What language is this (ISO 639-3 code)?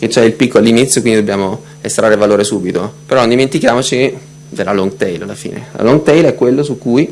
ita